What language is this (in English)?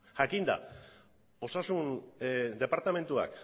Basque